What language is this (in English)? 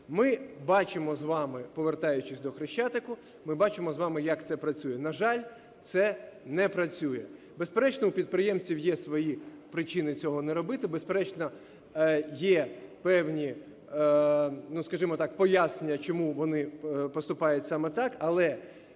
Ukrainian